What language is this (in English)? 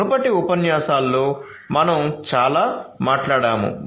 Telugu